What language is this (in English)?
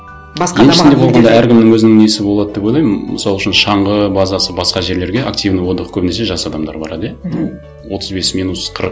Kazakh